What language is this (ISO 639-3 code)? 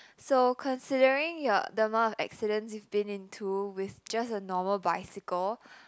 eng